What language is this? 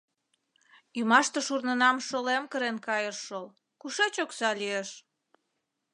Mari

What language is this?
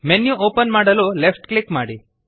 Kannada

